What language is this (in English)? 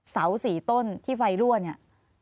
Thai